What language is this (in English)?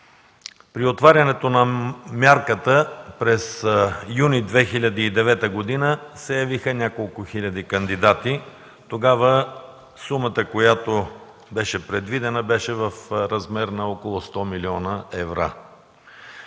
Bulgarian